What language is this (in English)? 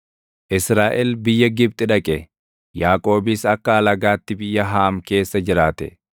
Oromo